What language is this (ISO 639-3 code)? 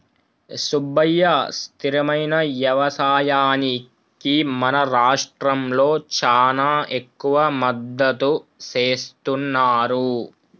tel